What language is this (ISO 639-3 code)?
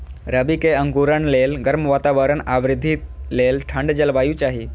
mai